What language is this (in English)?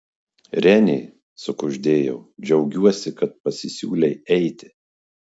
Lithuanian